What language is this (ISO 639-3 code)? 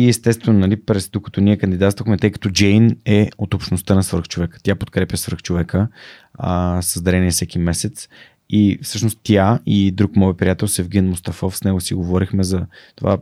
bul